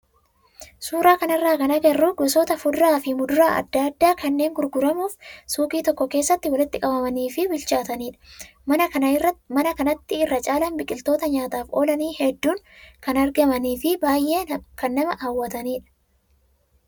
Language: Oromo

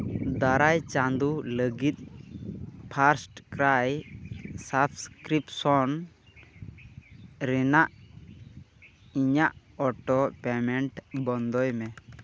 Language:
Santali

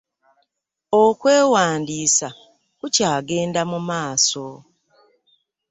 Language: Ganda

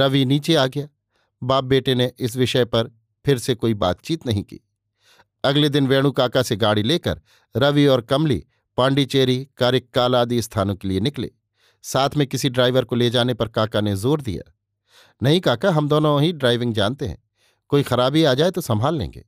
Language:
Hindi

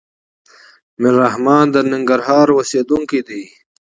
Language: Pashto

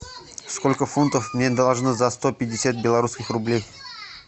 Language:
Russian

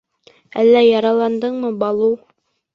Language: Bashkir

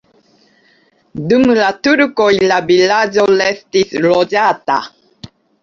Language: Esperanto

